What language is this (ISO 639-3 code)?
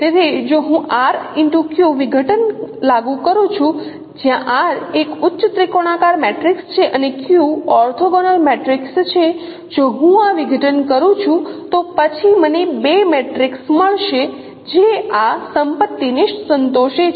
guj